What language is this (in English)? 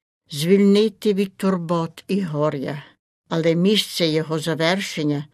Ukrainian